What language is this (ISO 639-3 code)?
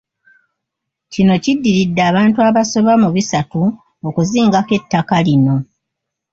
lug